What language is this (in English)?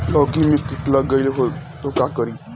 Bhojpuri